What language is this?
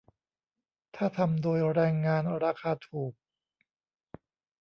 Thai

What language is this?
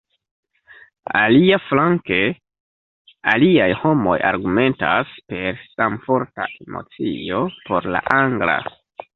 Esperanto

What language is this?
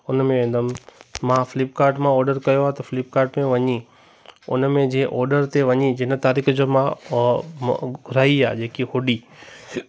Sindhi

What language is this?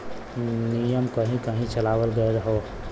Bhojpuri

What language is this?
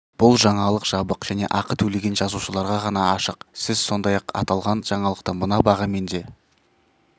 Kazakh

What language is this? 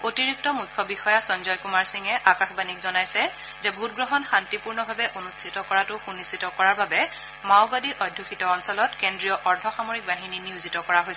Assamese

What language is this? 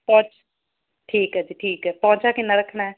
Punjabi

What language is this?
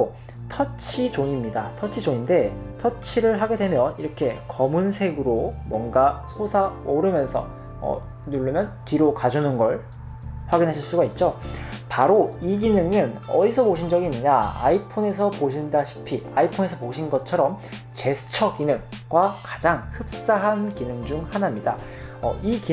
Korean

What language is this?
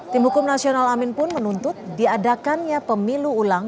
Indonesian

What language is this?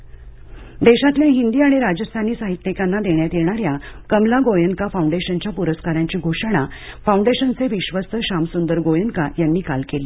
Marathi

